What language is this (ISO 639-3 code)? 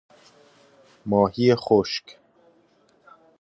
fas